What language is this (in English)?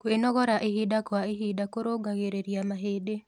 Kikuyu